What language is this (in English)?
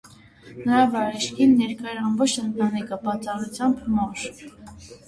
Armenian